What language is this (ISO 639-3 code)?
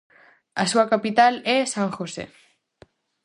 glg